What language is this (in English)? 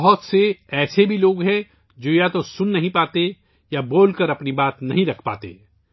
Urdu